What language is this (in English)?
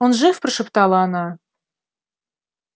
Russian